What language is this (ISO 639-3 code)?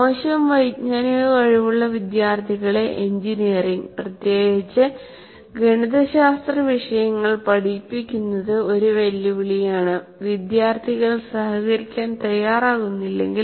mal